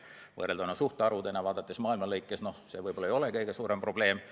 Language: Estonian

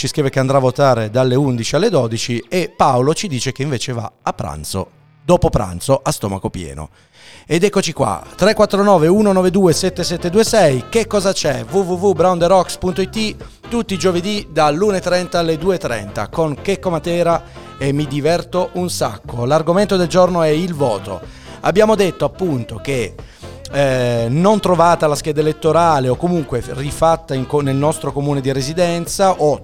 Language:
Italian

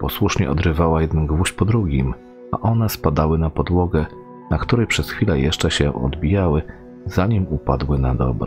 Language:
Polish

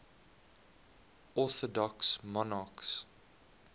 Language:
English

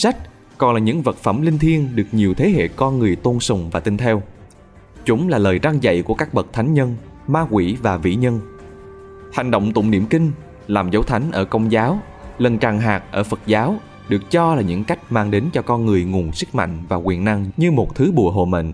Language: Vietnamese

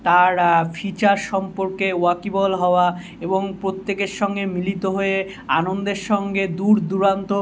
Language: Bangla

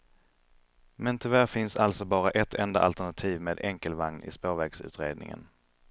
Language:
Swedish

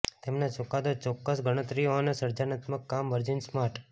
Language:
Gujarati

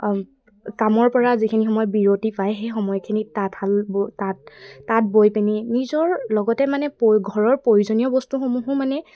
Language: Assamese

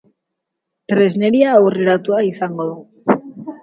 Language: Basque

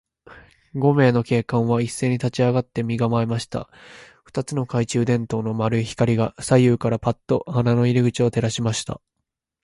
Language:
Japanese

